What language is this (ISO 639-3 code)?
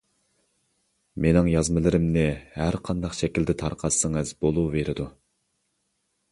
uig